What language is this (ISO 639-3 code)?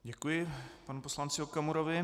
ces